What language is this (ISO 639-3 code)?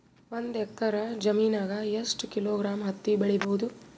kan